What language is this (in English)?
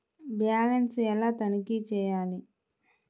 Telugu